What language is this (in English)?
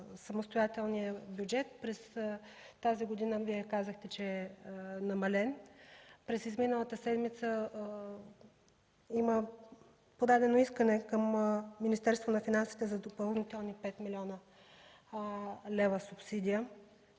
Bulgarian